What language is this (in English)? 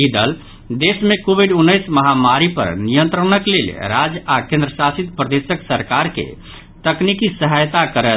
Maithili